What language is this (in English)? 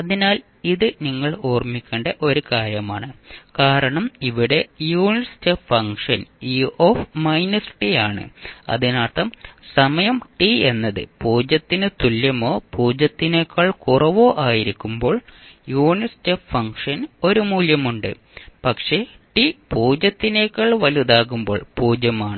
Malayalam